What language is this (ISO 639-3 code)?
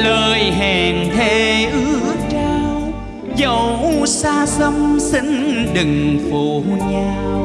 vie